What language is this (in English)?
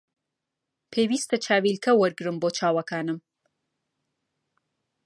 Central Kurdish